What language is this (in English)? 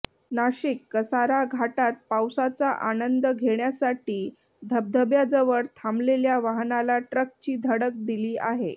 Marathi